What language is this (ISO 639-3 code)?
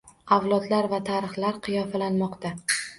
uzb